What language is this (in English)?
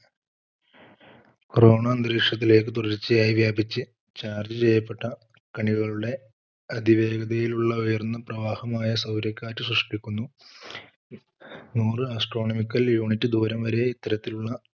Malayalam